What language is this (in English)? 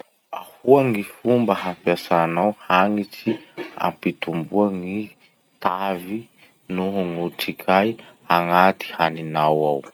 Masikoro Malagasy